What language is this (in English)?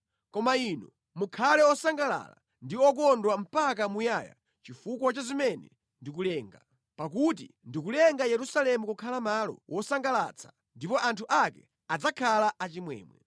Nyanja